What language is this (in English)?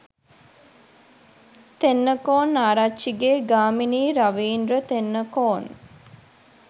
Sinhala